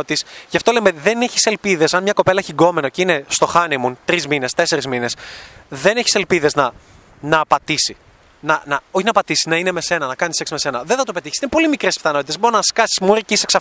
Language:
Greek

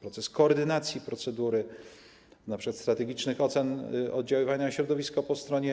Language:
Polish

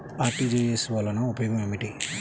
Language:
Telugu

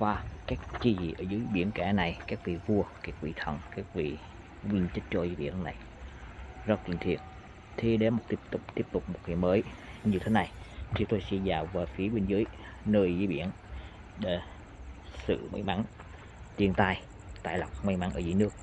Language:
Vietnamese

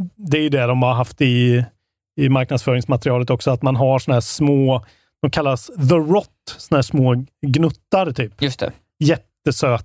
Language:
Swedish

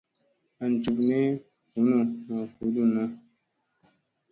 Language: Musey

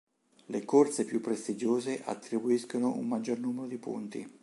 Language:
Italian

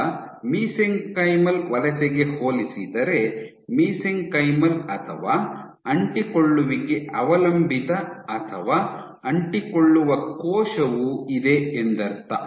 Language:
Kannada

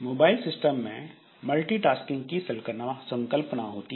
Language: Hindi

